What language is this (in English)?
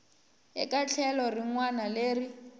Tsonga